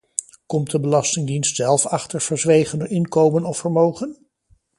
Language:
Dutch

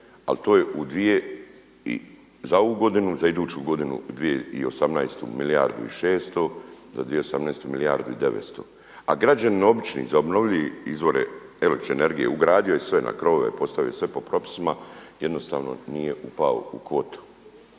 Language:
Croatian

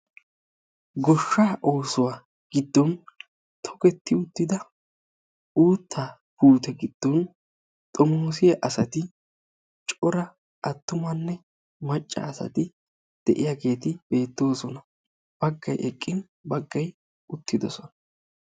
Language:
Wolaytta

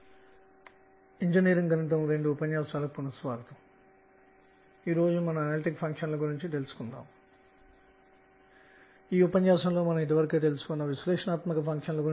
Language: Telugu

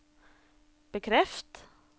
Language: Norwegian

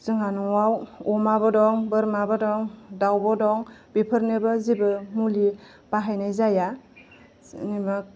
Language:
Bodo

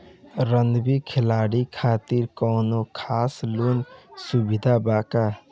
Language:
Bhojpuri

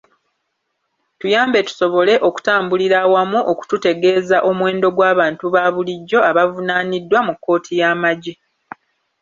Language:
Ganda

